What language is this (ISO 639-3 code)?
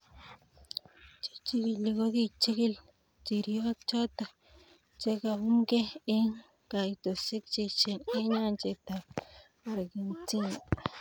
kln